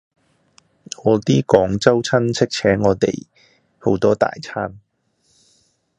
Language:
Cantonese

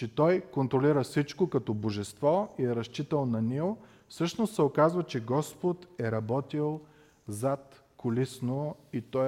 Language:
Bulgarian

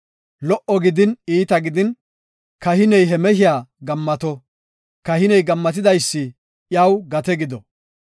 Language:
Gofa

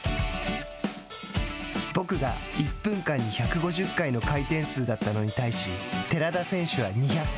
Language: Japanese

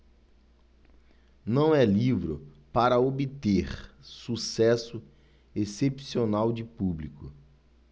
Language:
Portuguese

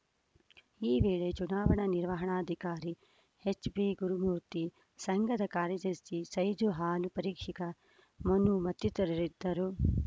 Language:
Kannada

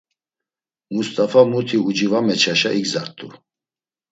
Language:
Laz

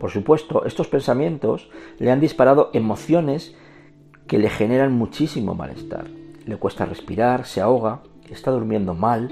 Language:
Spanish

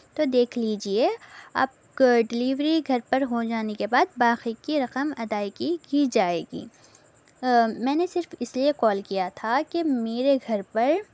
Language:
Urdu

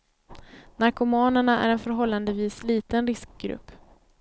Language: Swedish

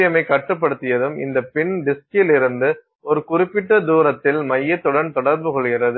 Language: Tamil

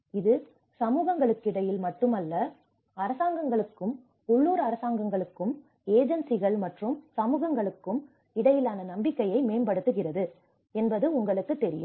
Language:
Tamil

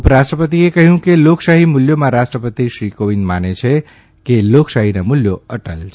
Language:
Gujarati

